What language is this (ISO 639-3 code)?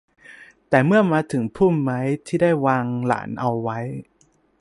tha